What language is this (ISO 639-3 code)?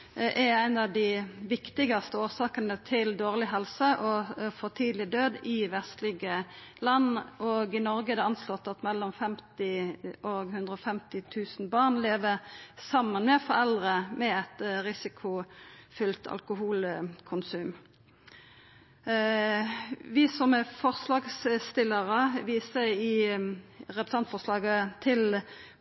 nno